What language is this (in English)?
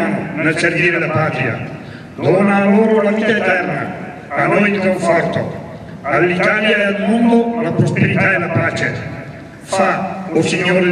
Italian